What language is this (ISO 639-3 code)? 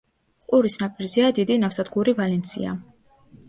kat